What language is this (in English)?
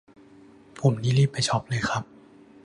Thai